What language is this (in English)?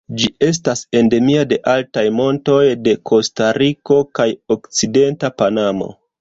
Esperanto